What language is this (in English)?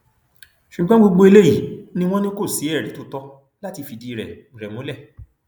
Yoruba